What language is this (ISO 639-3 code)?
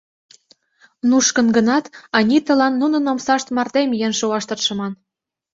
chm